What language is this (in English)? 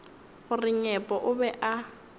Northern Sotho